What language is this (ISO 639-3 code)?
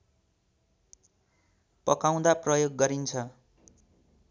nep